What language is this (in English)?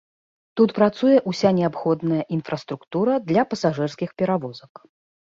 Belarusian